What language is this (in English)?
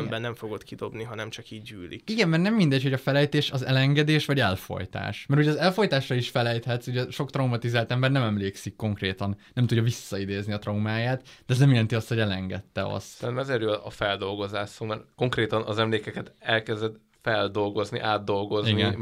Hungarian